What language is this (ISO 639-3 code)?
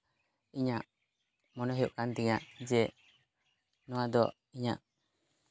sat